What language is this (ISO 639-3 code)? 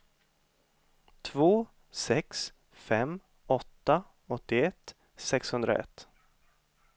swe